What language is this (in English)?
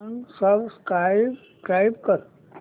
Marathi